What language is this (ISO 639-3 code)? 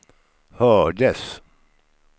swe